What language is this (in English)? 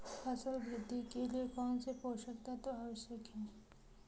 Hindi